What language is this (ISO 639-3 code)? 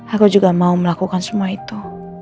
ind